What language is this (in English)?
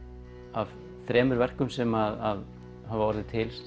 Icelandic